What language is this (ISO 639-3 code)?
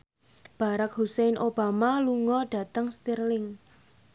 jav